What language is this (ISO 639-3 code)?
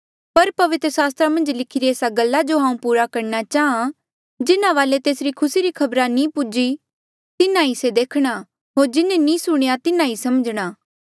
mjl